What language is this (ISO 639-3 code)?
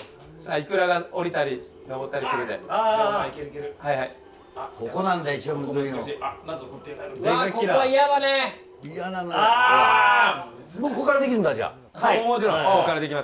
jpn